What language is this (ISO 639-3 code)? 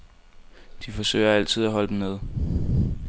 dan